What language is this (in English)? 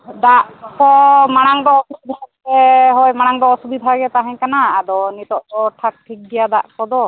Santali